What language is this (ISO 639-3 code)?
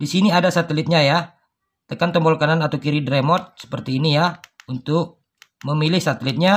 ind